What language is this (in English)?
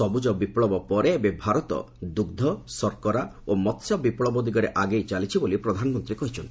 Odia